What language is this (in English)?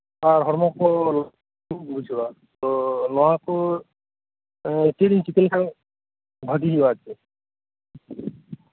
Santali